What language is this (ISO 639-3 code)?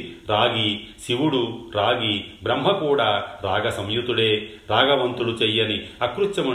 tel